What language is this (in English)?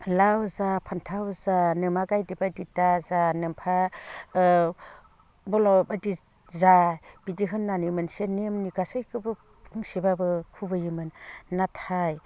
Bodo